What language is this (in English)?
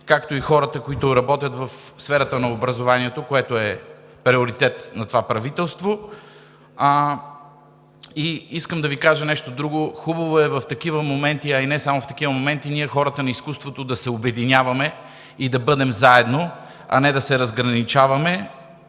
Bulgarian